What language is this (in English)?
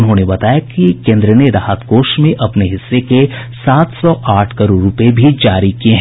Hindi